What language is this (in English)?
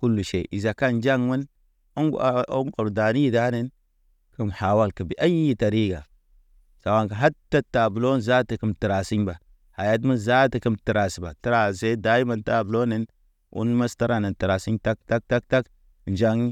Naba